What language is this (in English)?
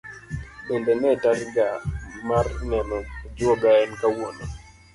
Luo (Kenya and Tanzania)